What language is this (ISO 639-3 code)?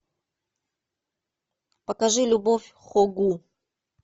rus